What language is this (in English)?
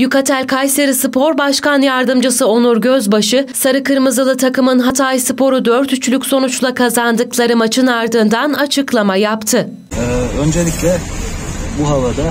Turkish